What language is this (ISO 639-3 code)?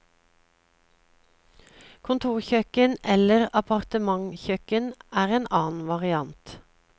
nor